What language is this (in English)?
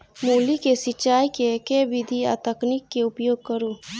Maithili